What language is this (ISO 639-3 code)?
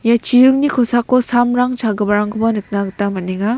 grt